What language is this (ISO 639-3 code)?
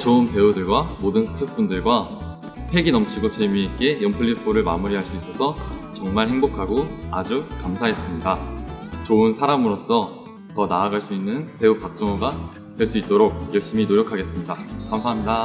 kor